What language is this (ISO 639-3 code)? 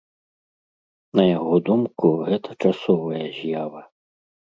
bel